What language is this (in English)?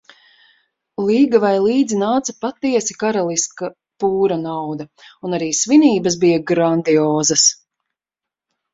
Latvian